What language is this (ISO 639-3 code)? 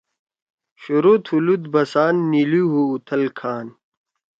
trw